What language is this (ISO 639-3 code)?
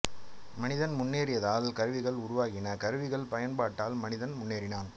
tam